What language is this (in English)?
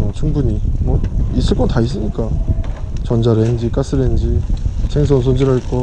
Korean